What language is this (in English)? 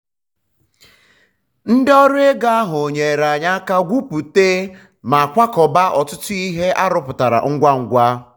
Igbo